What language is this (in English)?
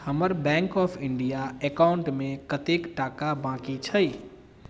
Maithili